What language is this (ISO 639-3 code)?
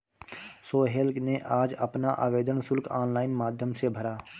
hin